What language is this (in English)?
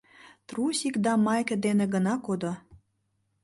Mari